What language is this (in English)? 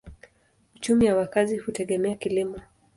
Swahili